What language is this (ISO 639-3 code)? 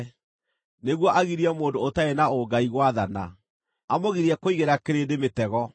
kik